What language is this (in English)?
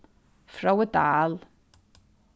Faroese